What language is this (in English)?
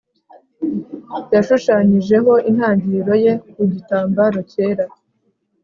Kinyarwanda